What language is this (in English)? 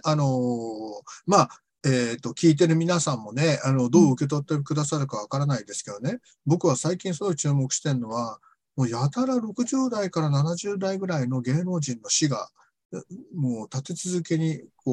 Japanese